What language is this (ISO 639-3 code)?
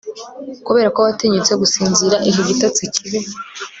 kin